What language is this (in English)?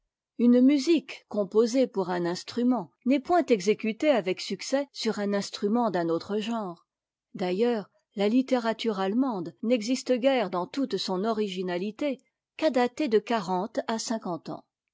French